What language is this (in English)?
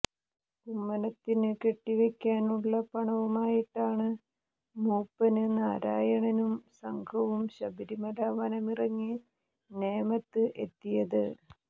Malayalam